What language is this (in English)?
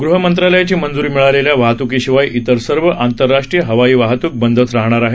Marathi